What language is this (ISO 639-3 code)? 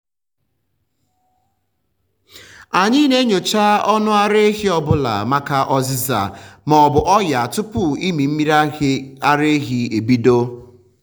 ibo